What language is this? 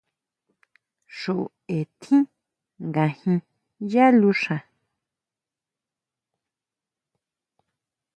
Huautla Mazatec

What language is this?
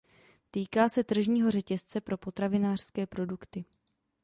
Czech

